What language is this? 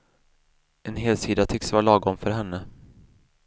Swedish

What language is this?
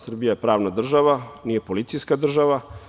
Serbian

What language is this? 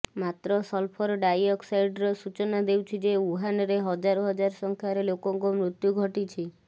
Odia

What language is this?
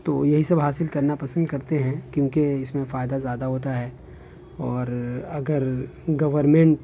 Urdu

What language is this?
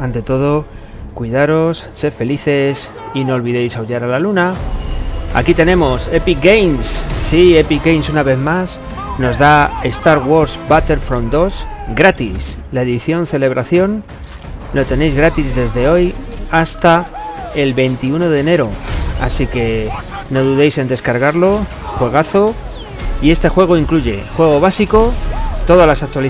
Spanish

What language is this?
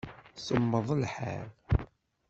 Kabyle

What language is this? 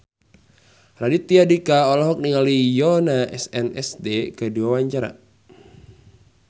Sundanese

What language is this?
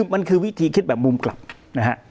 Thai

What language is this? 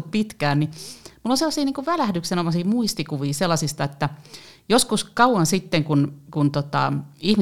Finnish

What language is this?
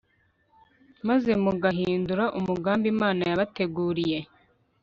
Kinyarwanda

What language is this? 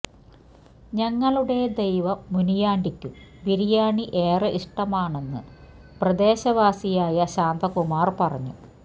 Malayalam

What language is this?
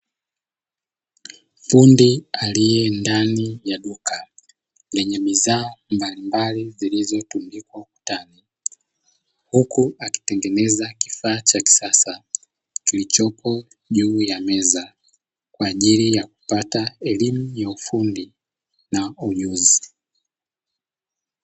Swahili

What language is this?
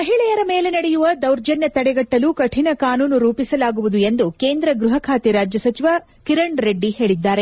Kannada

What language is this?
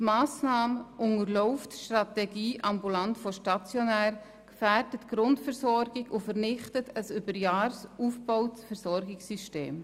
Swiss German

